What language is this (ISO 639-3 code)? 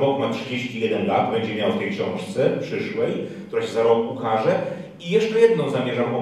pol